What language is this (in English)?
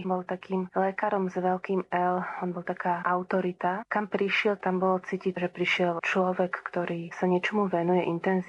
Slovak